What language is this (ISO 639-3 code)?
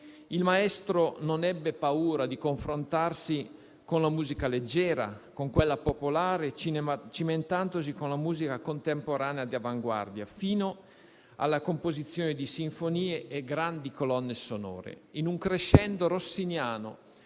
ita